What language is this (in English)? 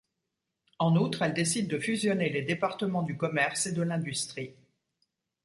French